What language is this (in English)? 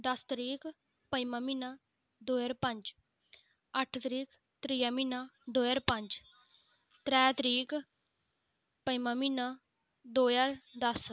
Dogri